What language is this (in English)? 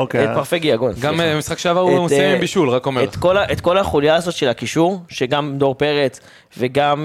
Hebrew